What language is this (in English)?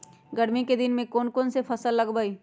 Magahi